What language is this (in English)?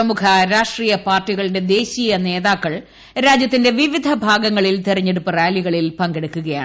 Malayalam